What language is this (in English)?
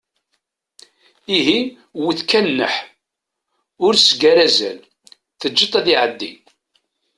Kabyle